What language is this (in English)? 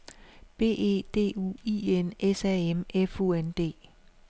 Danish